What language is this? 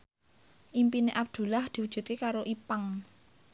Javanese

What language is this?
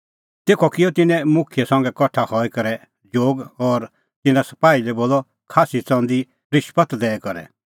Kullu Pahari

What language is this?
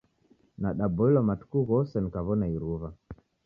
Taita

